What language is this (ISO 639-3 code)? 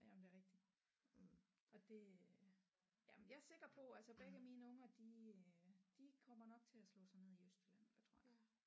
dan